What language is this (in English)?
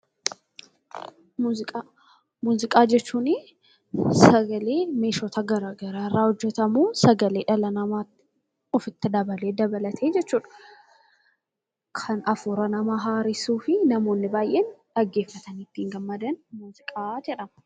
Oromo